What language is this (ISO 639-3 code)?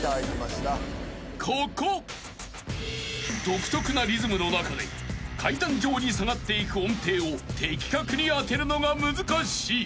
jpn